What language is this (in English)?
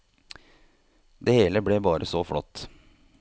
Norwegian